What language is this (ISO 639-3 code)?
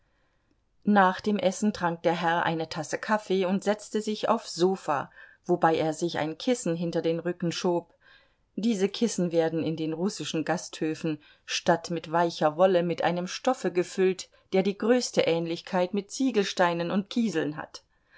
deu